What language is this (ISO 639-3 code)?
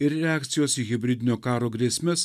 lit